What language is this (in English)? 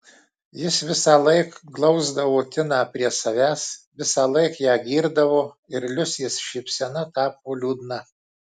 Lithuanian